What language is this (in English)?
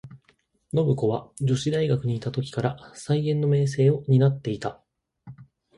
Japanese